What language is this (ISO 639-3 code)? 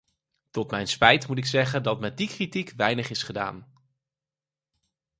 nld